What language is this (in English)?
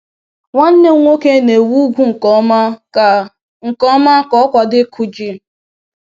Igbo